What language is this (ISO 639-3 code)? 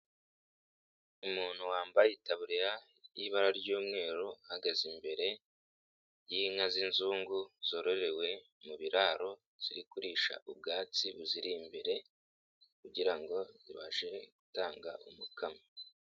kin